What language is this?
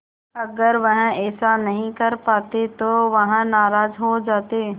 Hindi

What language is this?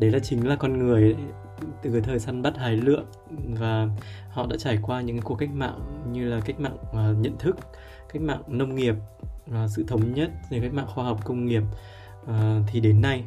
Vietnamese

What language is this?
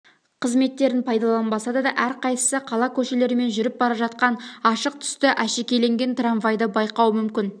Kazakh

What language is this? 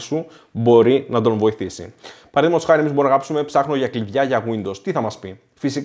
Greek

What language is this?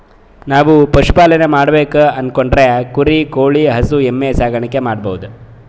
Kannada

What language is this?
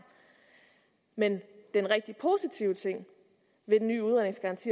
Danish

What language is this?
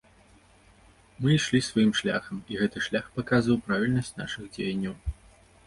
Belarusian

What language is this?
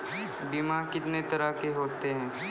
Maithili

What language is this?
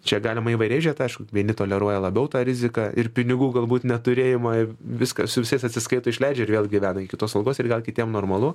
Lithuanian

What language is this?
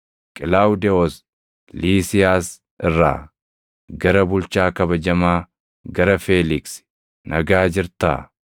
Oromo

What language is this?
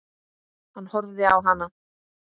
Icelandic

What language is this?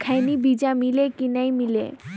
Chhattisgarhi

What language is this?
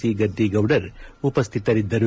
Kannada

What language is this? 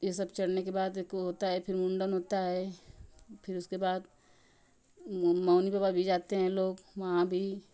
Hindi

